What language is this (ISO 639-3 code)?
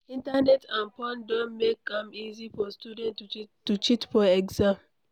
pcm